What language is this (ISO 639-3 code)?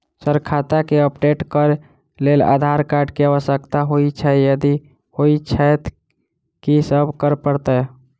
mai